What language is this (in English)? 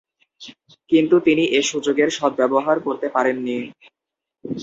Bangla